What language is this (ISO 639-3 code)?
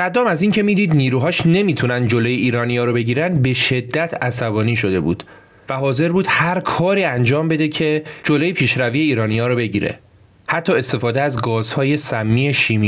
fas